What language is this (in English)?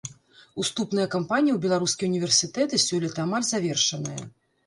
Belarusian